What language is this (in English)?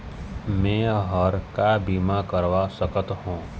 Chhattisgarhi